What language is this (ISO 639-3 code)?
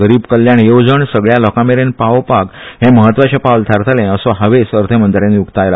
kok